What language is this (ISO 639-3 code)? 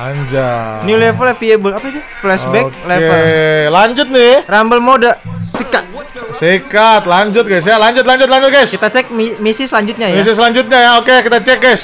ind